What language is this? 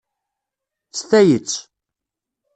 Kabyle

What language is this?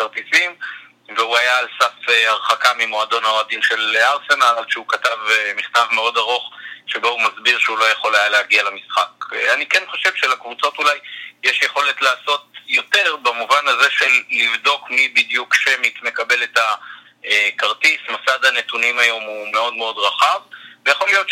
Hebrew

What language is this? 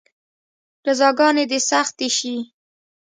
Pashto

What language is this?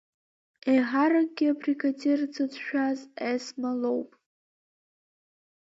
Abkhazian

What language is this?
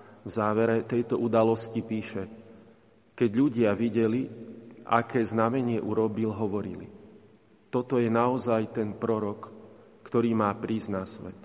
Slovak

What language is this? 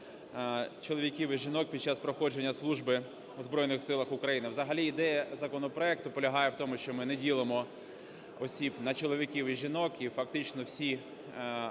Ukrainian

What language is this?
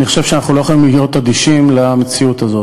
Hebrew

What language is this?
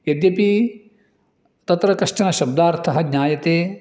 Sanskrit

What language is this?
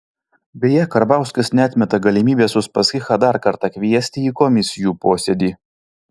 Lithuanian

